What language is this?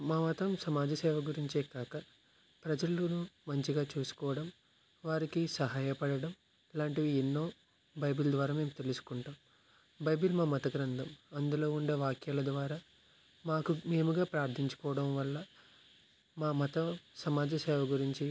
Telugu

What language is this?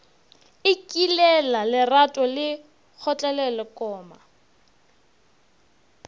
Northern Sotho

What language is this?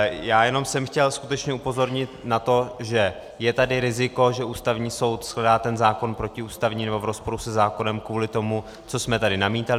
Czech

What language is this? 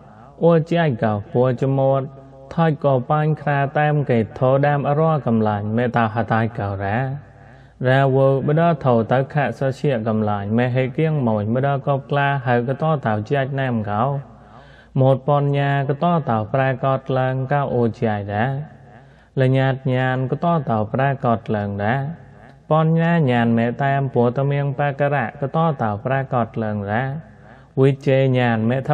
Thai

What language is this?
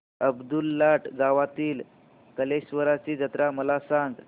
Marathi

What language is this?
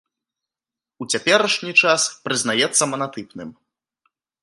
Belarusian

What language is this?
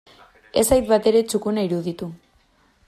Basque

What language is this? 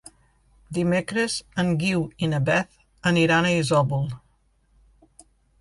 Catalan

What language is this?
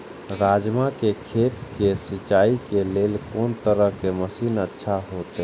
Maithili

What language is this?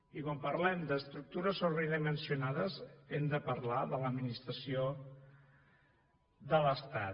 Catalan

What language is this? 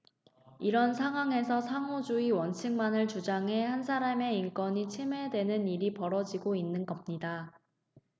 Korean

